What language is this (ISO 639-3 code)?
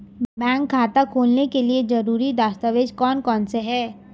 hin